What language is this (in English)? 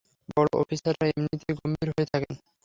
Bangla